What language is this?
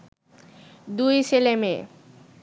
Bangla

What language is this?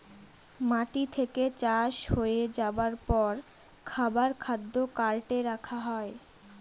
Bangla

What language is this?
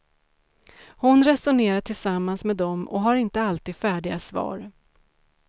Swedish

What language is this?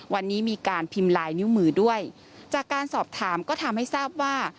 Thai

